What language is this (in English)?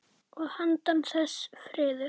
Icelandic